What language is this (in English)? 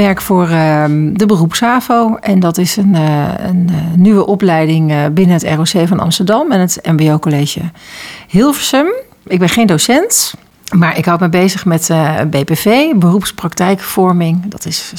Dutch